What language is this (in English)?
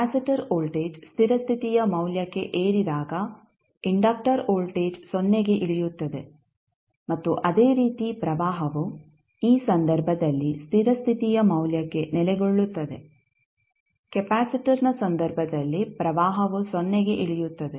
Kannada